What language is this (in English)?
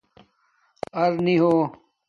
Domaaki